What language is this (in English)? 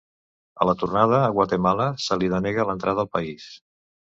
Catalan